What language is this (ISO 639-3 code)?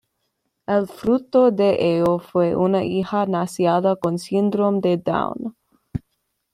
spa